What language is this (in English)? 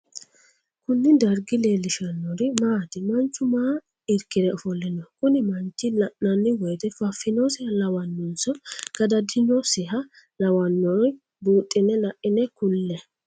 Sidamo